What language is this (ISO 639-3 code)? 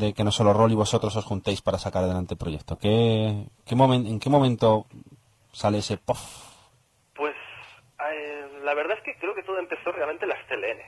spa